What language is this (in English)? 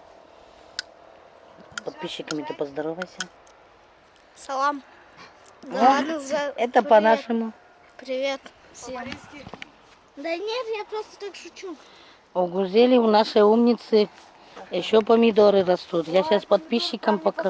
Russian